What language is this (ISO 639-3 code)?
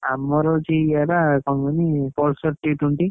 ori